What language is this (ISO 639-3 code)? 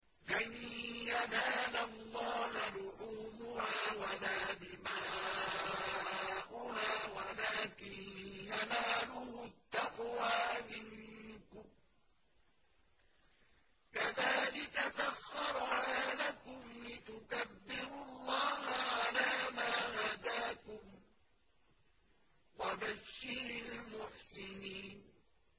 ara